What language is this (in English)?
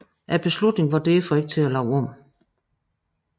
Danish